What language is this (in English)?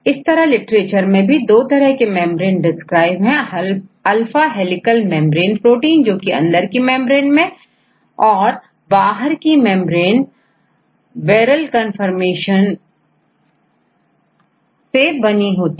Hindi